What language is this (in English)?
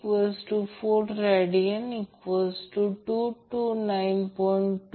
Marathi